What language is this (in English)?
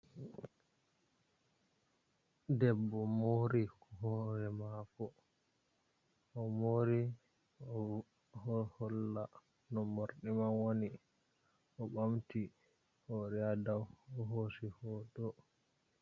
Fula